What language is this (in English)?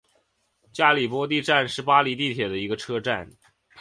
Chinese